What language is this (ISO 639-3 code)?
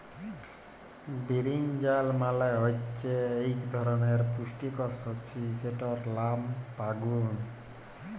ben